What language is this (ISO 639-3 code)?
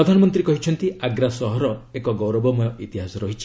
ori